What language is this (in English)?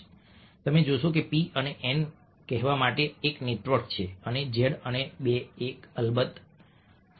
Gujarati